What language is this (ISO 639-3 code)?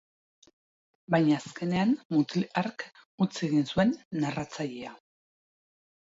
eus